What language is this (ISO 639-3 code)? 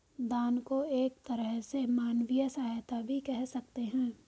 hin